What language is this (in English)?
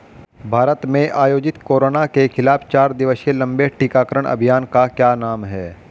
Hindi